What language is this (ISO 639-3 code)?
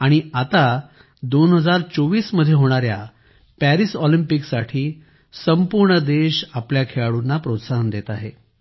mar